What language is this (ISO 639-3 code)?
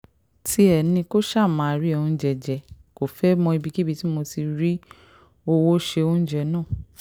yor